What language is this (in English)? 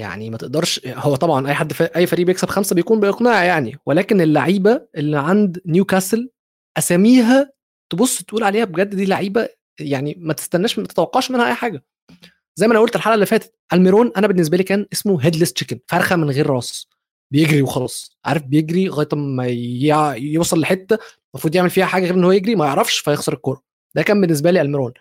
Arabic